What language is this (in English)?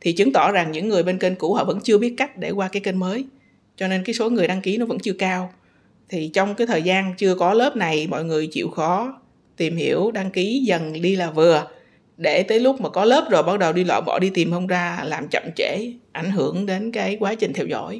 Vietnamese